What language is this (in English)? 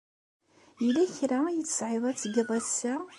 Kabyle